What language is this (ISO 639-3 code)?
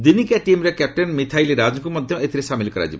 ori